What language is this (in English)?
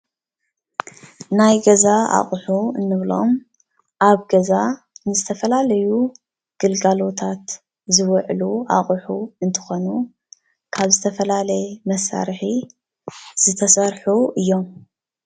Tigrinya